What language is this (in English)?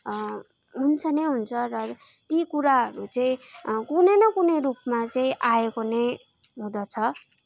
Nepali